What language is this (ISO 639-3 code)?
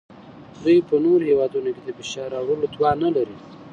pus